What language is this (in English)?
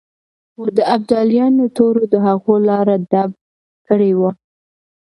Pashto